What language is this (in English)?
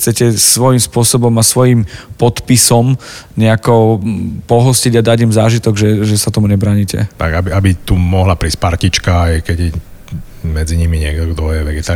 Slovak